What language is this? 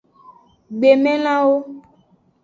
Aja (Benin)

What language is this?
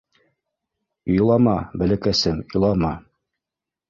Bashkir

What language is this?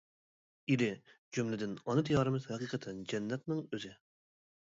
Uyghur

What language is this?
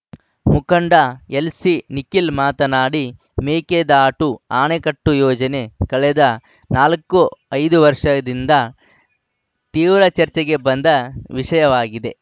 Kannada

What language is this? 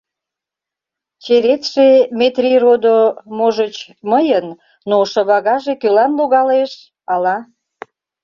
Mari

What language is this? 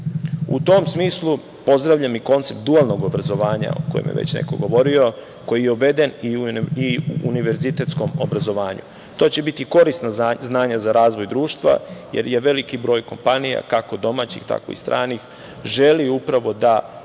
Serbian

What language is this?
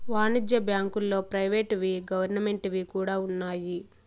Telugu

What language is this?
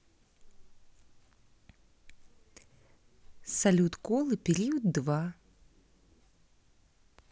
Russian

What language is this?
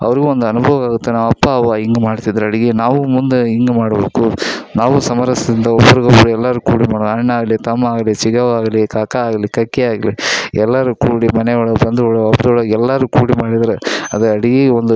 Kannada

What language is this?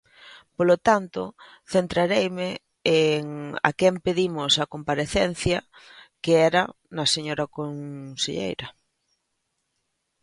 Galician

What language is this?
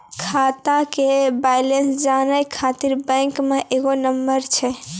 Maithili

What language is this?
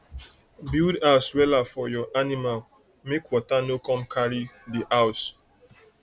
Nigerian Pidgin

